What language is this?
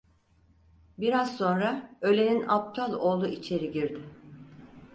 Turkish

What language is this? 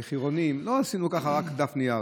Hebrew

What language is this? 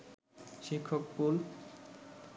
Bangla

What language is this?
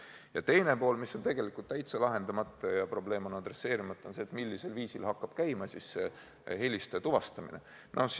Estonian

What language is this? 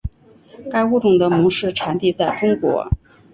Chinese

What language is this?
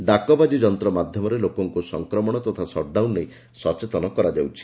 Odia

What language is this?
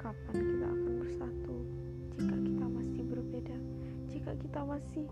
Indonesian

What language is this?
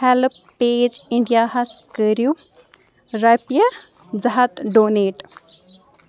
Kashmiri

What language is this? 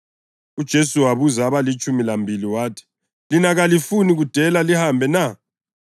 North Ndebele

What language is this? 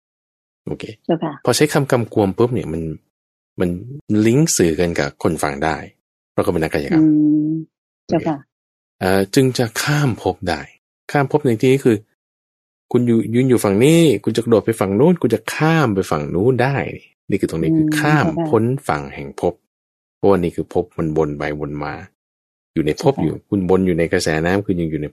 Thai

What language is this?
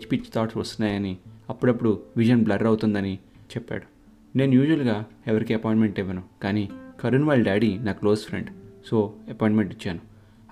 Telugu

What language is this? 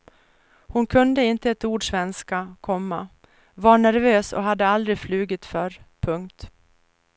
Swedish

